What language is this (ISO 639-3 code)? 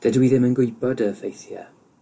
cym